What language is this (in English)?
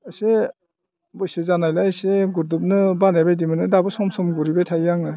Bodo